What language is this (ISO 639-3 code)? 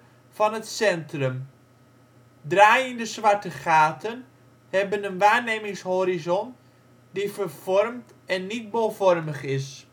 nld